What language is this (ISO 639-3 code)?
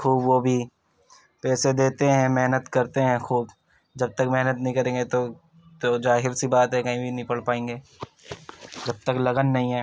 urd